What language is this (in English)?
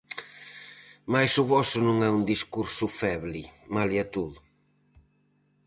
Galician